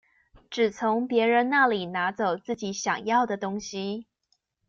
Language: Chinese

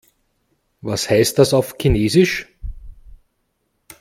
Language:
German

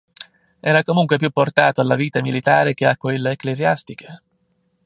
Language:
Italian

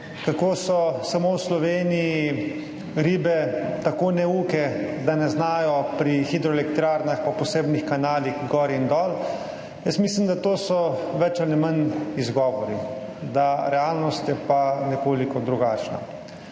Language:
Slovenian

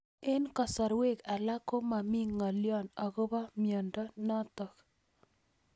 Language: Kalenjin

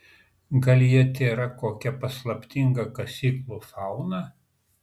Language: Lithuanian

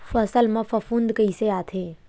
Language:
Chhattisgarhi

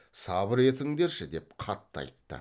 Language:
Kazakh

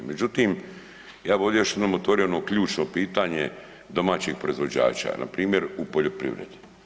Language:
Croatian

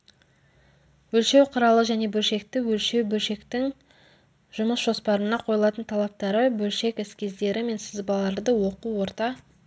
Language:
Kazakh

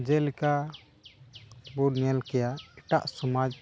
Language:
Santali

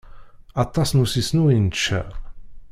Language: Kabyle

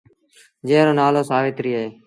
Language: Sindhi Bhil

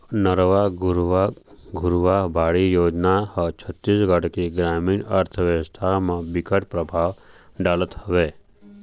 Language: Chhattisgarhi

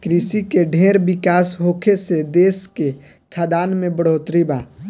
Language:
Bhojpuri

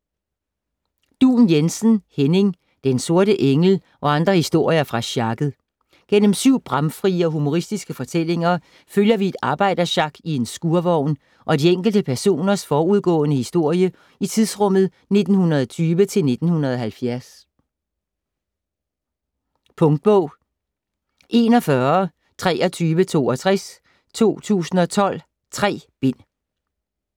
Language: Danish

